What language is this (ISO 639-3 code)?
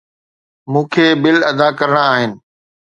snd